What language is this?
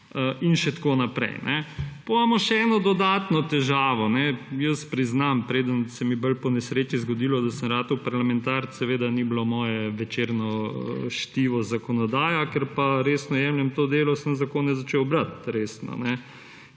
Slovenian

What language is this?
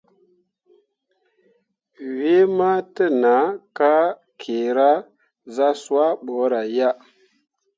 Mundang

